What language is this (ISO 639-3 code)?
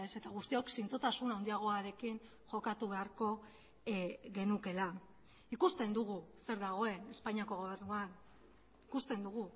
eus